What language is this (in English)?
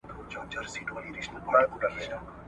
Pashto